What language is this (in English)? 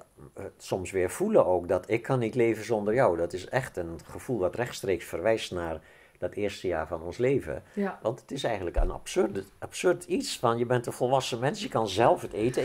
Dutch